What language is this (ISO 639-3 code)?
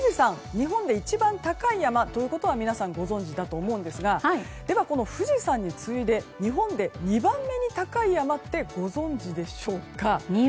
jpn